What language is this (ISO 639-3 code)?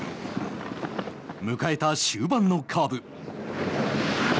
jpn